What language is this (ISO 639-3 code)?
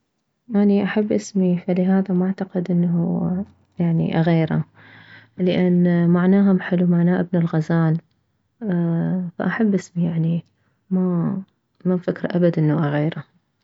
acm